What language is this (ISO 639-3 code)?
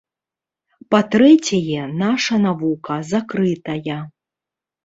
bel